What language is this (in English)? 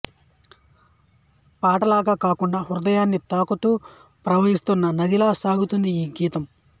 Telugu